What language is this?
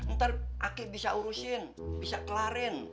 Indonesian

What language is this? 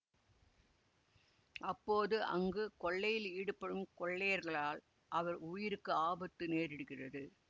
Tamil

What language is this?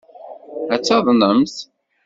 Kabyle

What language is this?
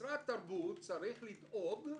Hebrew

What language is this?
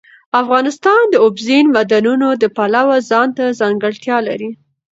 Pashto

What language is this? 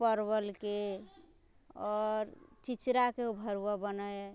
Maithili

